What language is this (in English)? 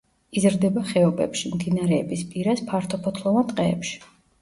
Georgian